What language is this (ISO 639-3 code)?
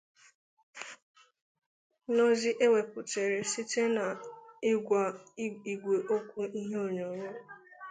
ibo